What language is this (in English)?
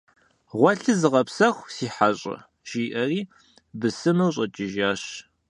Kabardian